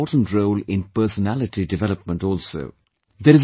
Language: English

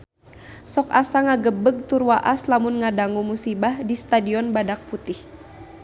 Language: Sundanese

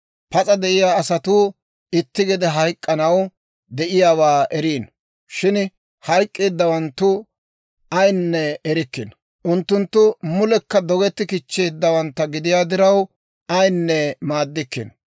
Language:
Dawro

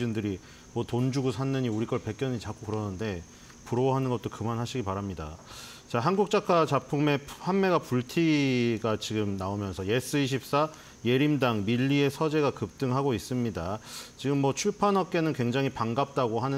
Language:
Korean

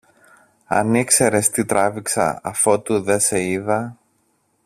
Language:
Greek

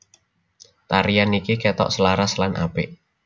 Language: Javanese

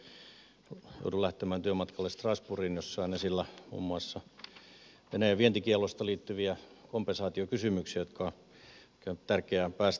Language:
Finnish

